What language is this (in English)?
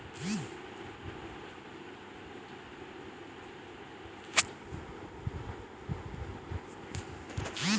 Maithili